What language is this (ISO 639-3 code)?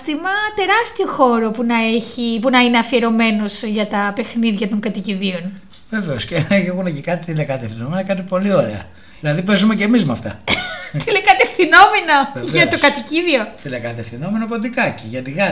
ell